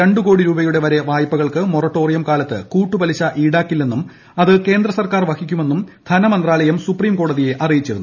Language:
Malayalam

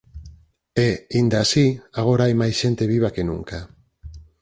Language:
Galician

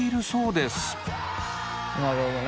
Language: Japanese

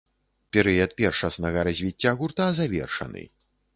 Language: Belarusian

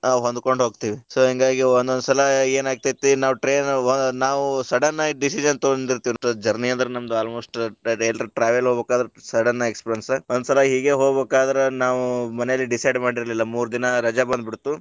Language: Kannada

